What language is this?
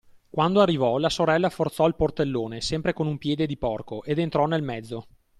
Italian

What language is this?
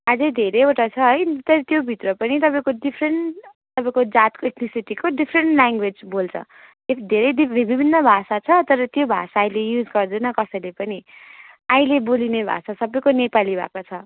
Nepali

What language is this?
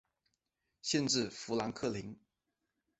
Chinese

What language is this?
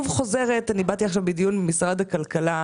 Hebrew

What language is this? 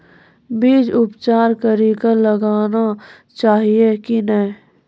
Maithili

